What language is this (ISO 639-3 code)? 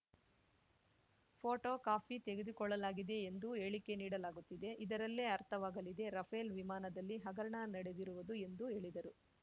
kan